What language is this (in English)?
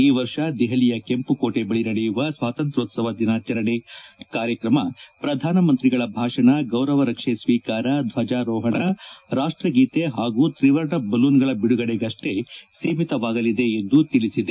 Kannada